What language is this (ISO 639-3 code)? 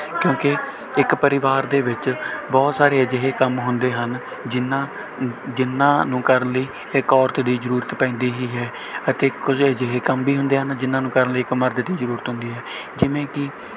pan